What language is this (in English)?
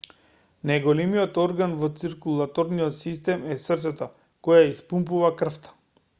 Macedonian